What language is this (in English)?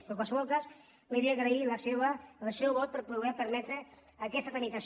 Catalan